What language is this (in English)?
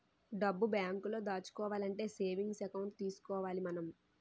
Telugu